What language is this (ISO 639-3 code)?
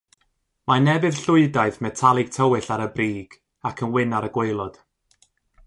cym